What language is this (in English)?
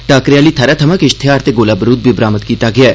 Dogri